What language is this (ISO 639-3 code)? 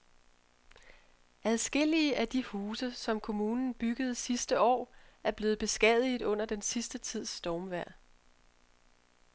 dan